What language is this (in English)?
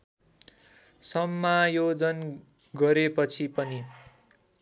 Nepali